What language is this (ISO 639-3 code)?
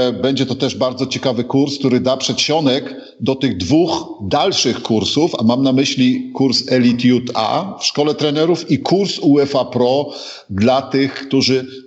pol